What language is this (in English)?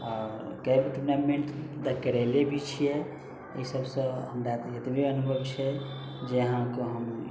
Maithili